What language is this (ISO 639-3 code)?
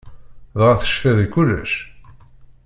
kab